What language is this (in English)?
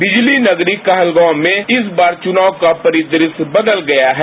Hindi